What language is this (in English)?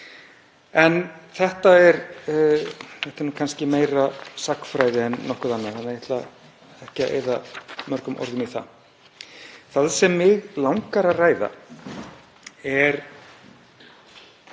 Icelandic